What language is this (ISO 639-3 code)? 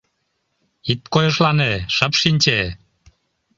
chm